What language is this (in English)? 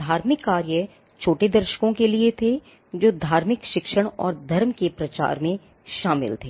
Hindi